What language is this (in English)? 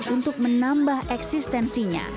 Indonesian